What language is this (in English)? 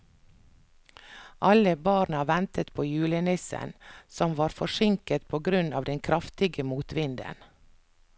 Norwegian